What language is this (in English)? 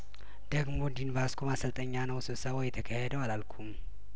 Amharic